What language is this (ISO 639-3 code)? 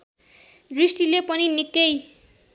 nep